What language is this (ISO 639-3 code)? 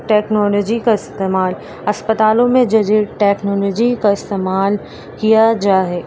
urd